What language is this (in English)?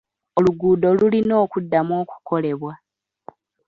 Ganda